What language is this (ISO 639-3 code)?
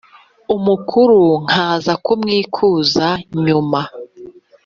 kin